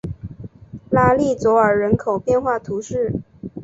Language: Chinese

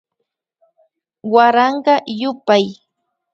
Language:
Imbabura Highland Quichua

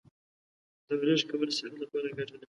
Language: Pashto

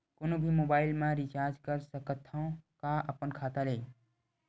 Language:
Chhattisgarhi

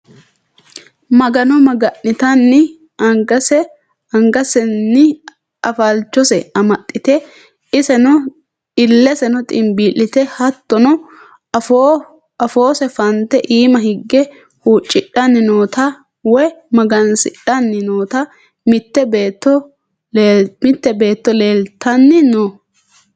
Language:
Sidamo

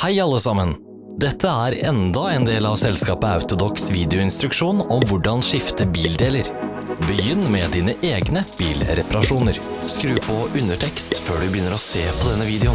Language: Norwegian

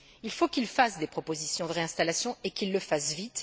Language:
French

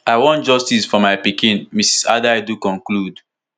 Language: Nigerian Pidgin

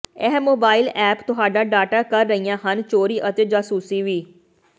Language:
Punjabi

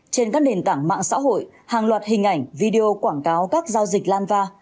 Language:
Vietnamese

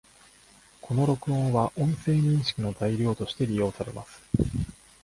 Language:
Japanese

